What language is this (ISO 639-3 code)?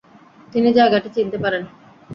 ben